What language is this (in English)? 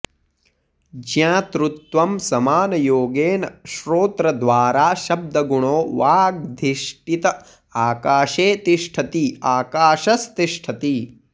Sanskrit